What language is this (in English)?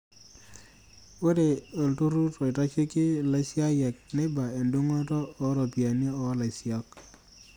Masai